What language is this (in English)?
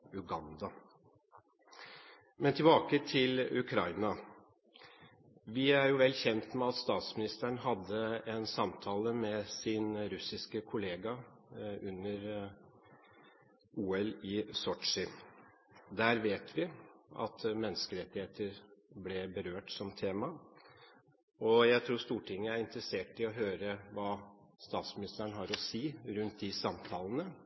Norwegian Bokmål